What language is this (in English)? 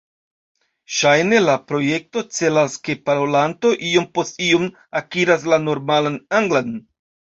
Esperanto